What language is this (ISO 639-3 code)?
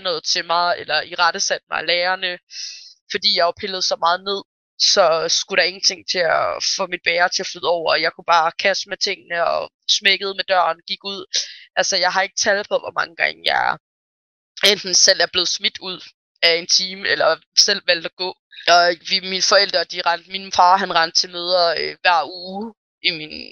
dan